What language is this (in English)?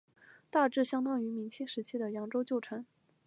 Chinese